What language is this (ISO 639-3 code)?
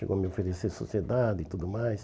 por